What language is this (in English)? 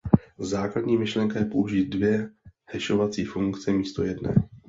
Czech